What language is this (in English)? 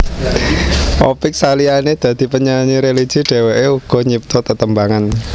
Javanese